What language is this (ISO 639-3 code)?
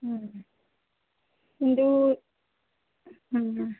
ori